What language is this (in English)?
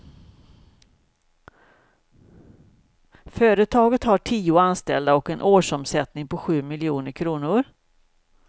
Swedish